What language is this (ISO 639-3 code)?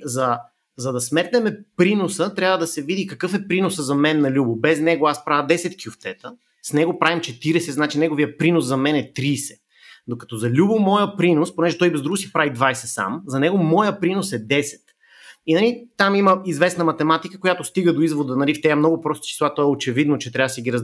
bul